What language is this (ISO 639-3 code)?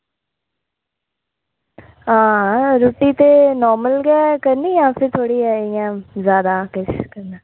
doi